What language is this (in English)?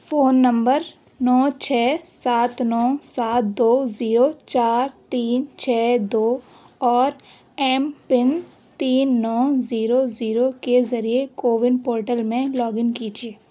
Urdu